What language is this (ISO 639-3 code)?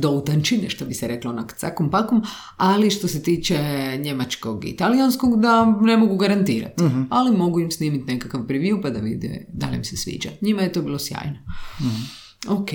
hrv